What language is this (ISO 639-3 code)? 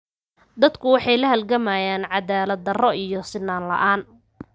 som